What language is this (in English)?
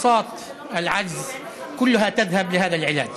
Hebrew